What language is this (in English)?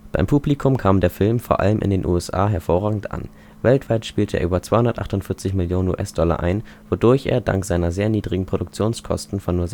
German